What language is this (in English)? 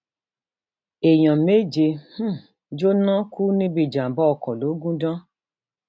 Yoruba